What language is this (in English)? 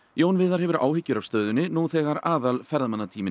Icelandic